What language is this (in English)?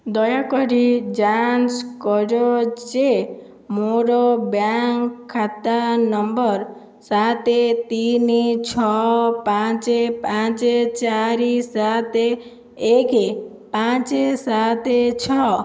Odia